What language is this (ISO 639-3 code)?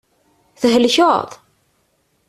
kab